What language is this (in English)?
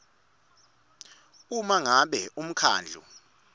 Swati